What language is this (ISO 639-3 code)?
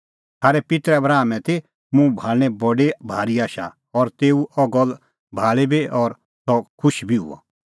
kfx